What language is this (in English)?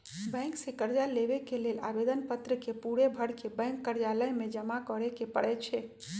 Magahi